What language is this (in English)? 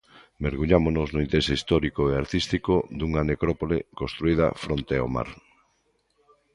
Galician